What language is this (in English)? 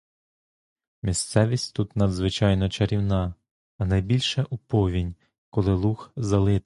Ukrainian